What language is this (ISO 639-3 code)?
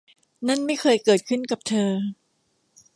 tha